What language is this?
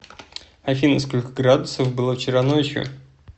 Russian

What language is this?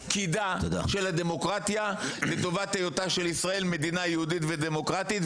Hebrew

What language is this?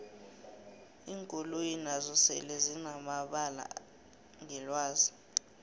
South Ndebele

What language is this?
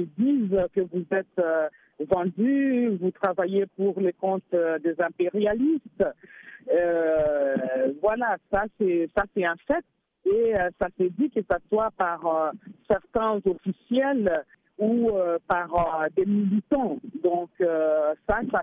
French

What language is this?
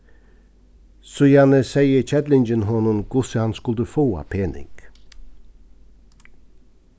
Faroese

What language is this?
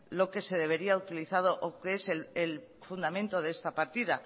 Spanish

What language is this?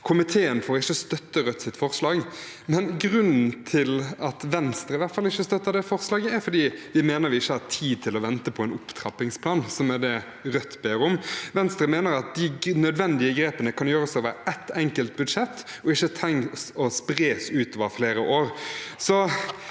Norwegian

